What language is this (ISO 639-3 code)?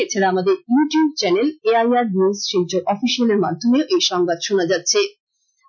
ben